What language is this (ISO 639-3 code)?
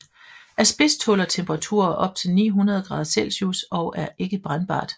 dan